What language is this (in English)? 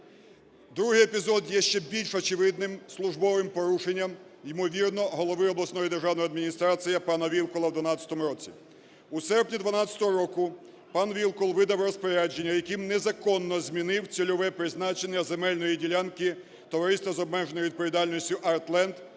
Ukrainian